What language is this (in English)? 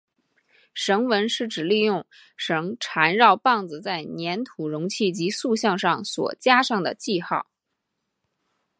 Chinese